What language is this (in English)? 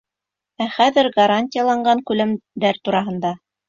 Bashkir